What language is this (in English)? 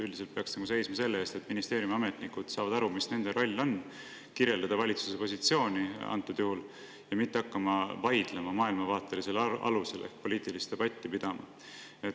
Estonian